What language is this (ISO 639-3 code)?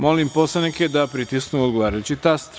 srp